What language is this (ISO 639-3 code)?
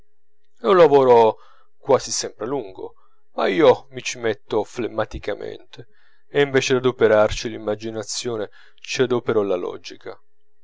ita